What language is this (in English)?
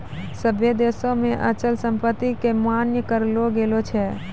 Maithili